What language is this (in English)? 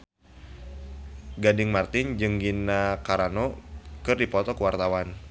Sundanese